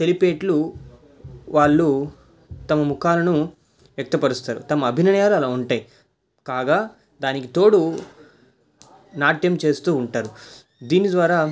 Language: Telugu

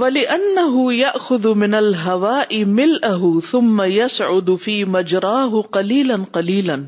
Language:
Urdu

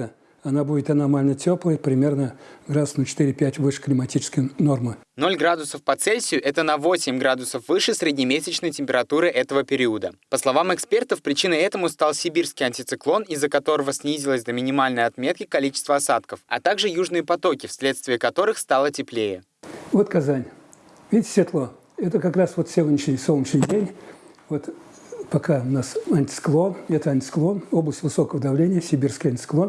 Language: Russian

